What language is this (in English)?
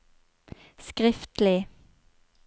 Norwegian